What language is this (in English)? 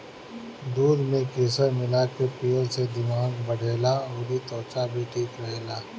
Bhojpuri